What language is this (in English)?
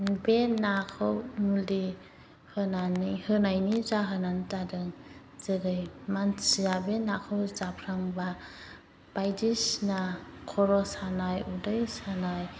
Bodo